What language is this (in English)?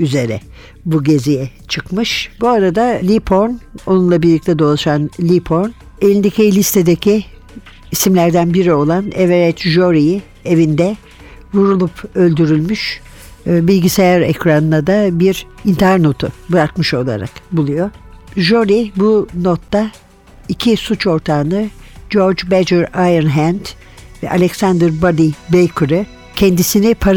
Turkish